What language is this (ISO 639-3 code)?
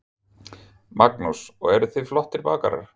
isl